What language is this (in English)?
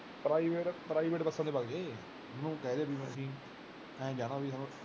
Punjabi